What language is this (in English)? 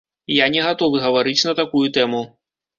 Belarusian